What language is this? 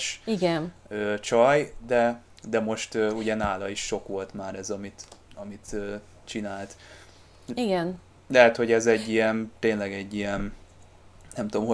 Hungarian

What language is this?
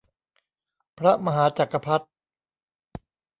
Thai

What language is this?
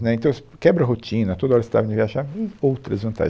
Portuguese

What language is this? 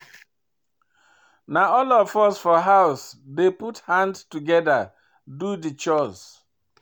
Nigerian Pidgin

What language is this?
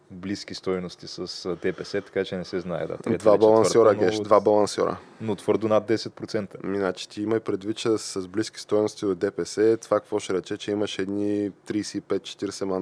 Bulgarian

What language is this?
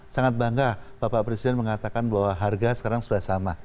Indonesian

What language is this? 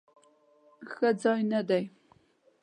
Pashto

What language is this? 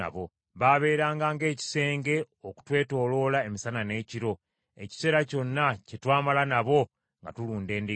Ganda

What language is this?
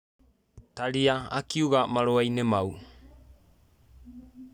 Kikuyu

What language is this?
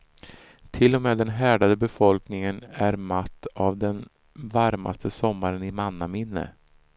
Swedish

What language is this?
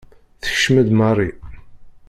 Kabyle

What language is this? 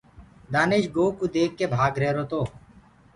Gurgula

